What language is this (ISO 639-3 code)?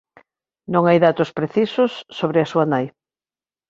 glg